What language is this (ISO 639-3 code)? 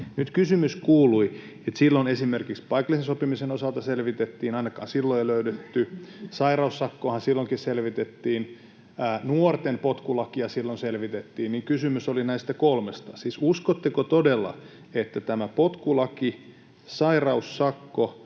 fin